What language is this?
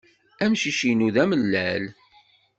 Kabyle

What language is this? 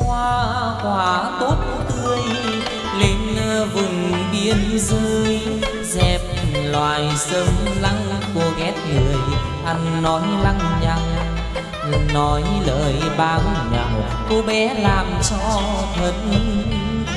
Vietnamese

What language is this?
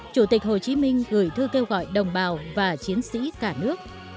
Vietnamese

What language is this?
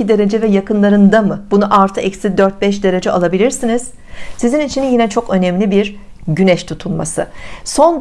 Turkish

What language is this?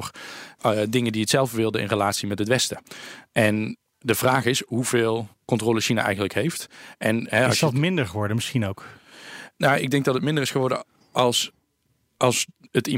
Dutch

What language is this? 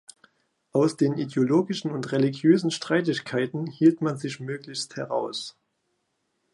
German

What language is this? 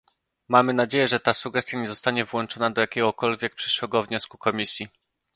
Polish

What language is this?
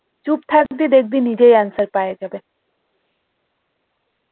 Bangla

